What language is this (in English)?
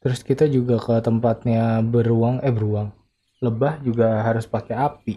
Indonesian